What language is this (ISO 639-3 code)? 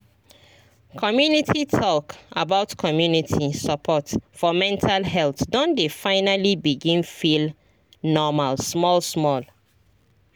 pcm